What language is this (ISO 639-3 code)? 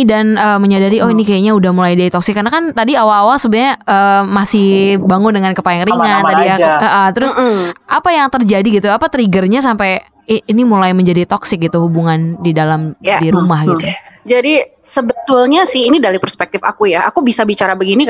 ind